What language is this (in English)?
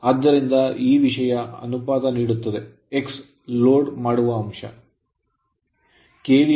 Kannada